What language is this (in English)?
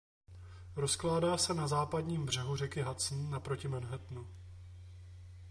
Czech